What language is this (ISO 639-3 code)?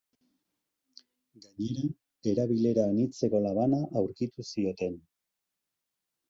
eus